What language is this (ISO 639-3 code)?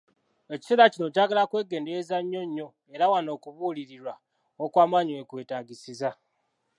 lug